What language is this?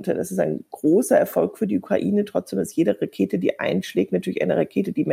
German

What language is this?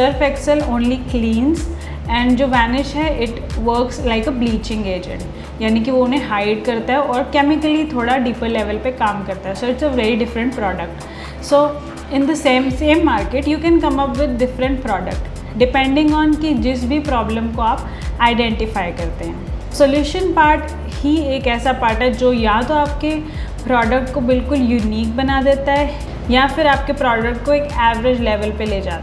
Hindi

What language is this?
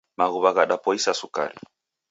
Taita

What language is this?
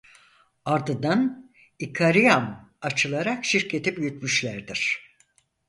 Turkish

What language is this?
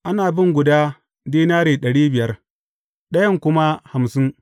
Hausa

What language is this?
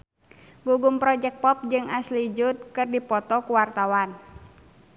Sundanese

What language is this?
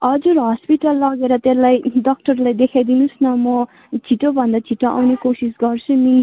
Nepali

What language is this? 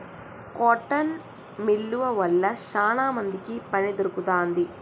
Telugu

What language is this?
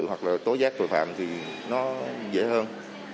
Vietnamese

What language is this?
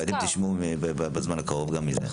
Hebrew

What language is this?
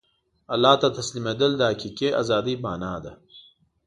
Pashto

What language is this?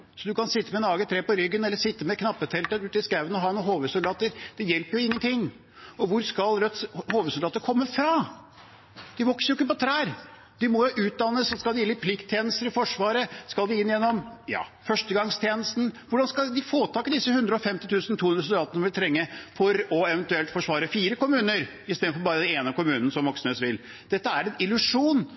Norwegian Bokmål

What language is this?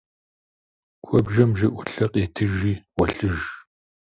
Kabardian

